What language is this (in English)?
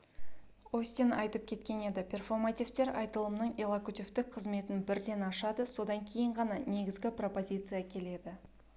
Kazakh